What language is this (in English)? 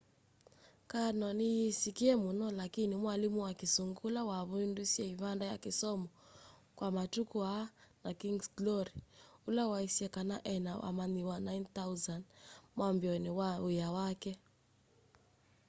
Kamba